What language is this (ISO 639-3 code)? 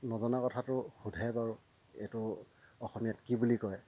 asm